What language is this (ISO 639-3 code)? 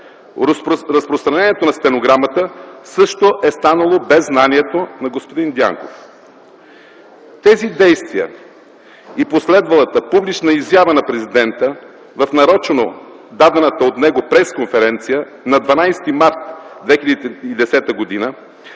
bul